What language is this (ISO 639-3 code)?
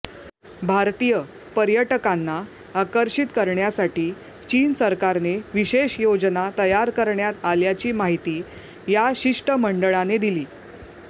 mar